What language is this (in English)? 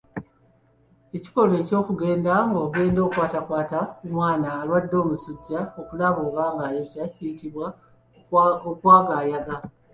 Ganda